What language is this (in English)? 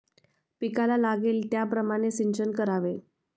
Marathi